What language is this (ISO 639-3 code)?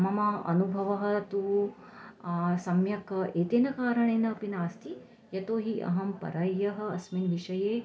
san